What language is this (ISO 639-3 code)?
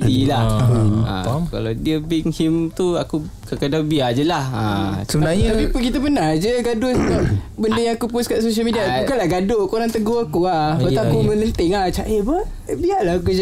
msa